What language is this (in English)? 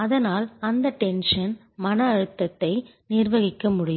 Tamil